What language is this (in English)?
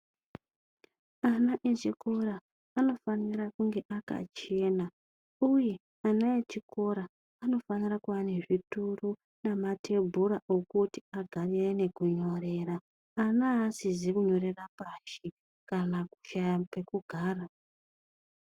Ndau